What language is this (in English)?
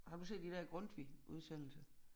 Danish